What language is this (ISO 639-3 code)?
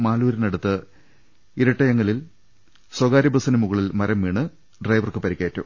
mal